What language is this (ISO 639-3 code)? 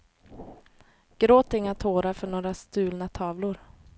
swe